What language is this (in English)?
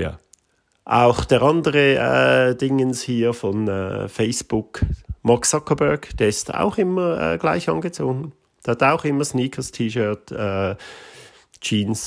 German